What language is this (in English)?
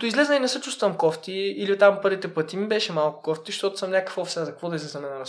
Bulgarian